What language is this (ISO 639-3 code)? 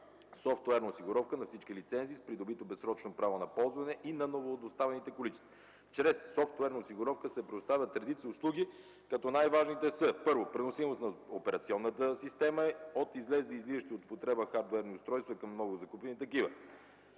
bul